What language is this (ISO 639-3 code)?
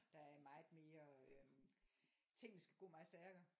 dan